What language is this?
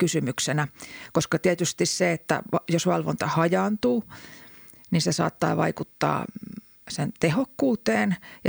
Finnish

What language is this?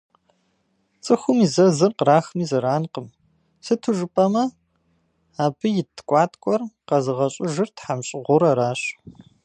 Kabardian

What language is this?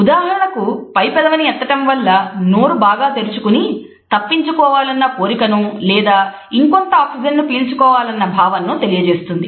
Telugu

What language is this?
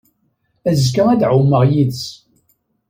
Kabyle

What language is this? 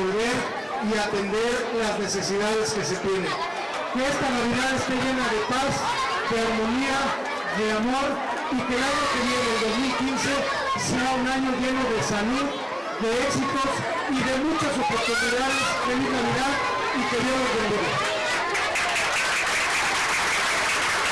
Spanish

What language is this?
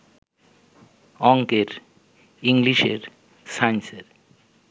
Bangla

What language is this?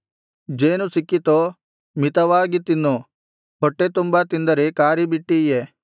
Kannada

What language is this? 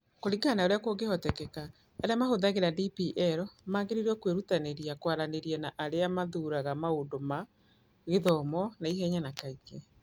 Kikuyu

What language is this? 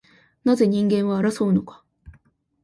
Japanese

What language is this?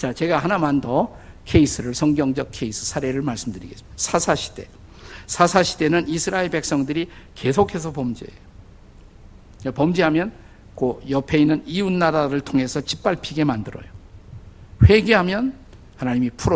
Korean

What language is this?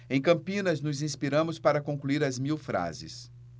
Portuguese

